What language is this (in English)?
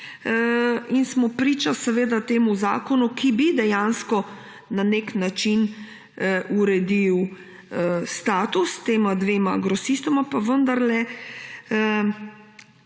Slovenian